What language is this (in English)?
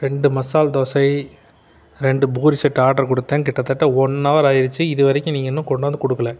Tamil